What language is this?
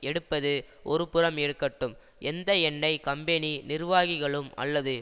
Tamil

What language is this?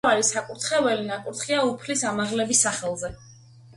Georgian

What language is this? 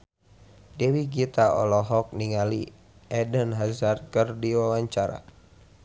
Sundanese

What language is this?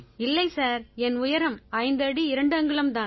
Tamil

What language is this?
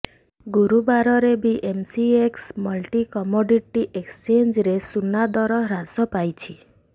Odia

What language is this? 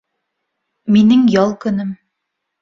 Bashkir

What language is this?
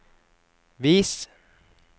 Norwegian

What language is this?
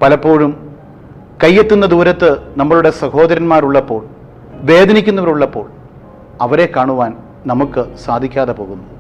Malayalam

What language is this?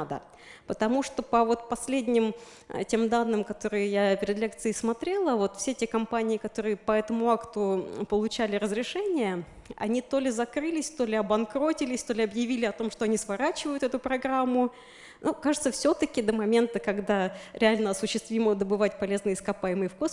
Russian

